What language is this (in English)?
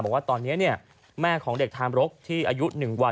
Thai